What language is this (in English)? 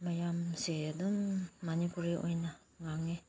Manipuri